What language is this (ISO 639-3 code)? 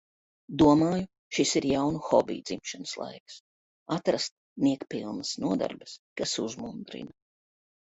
lav